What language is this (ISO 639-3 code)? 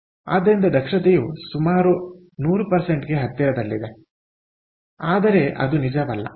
kan